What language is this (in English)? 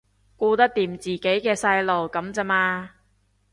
Cantonese